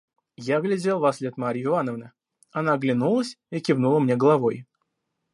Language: Russian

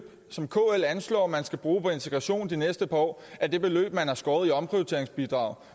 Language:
Danish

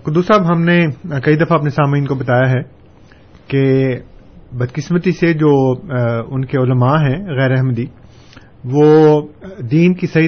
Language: Urdu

